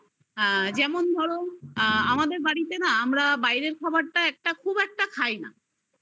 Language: Bangla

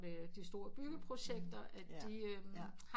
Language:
Danish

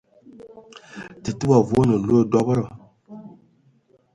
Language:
Ewondo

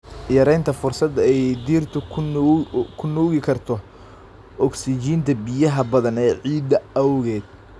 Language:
Somali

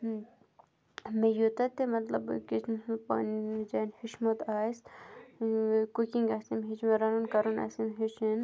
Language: Kashmiri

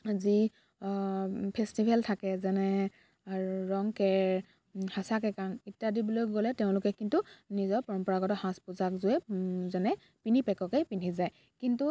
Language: Assamese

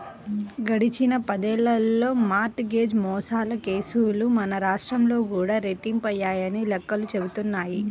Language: Telugu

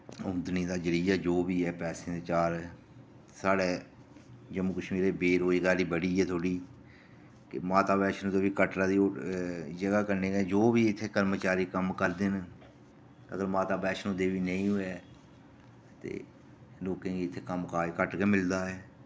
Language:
Dogri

